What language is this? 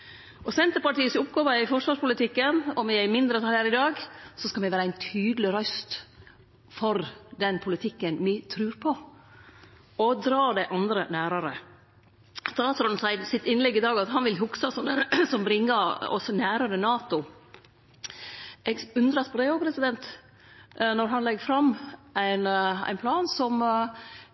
Norwegian Nynorsk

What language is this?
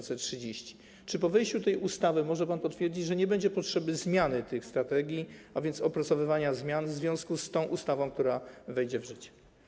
Polish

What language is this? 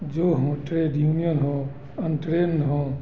Hindi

